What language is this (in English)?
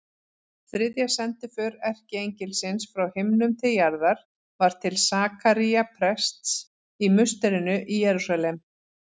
Icelandic